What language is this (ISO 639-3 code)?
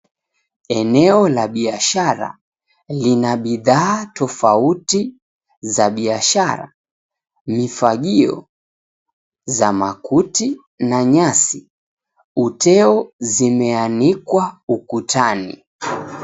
swa